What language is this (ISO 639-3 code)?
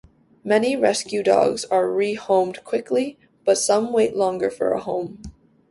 eng